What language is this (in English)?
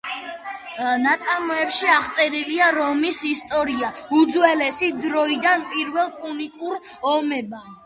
Georgian